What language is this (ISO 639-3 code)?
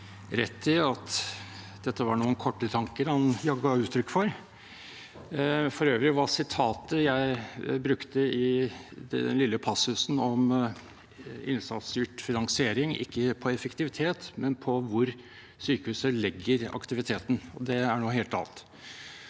nor